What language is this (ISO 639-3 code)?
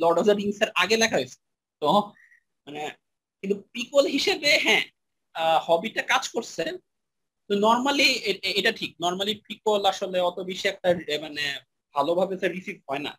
ben